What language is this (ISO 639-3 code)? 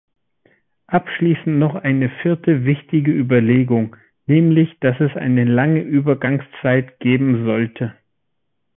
deu